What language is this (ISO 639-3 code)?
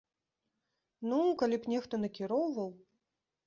bel